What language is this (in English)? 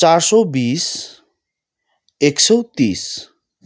Nepali